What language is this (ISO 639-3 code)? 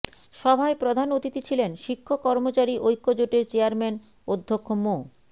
ben